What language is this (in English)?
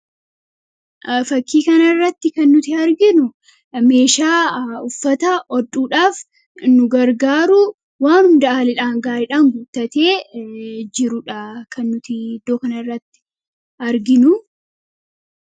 Oromo